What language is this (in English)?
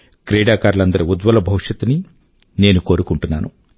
Telugu